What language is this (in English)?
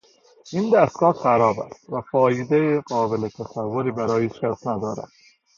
Persian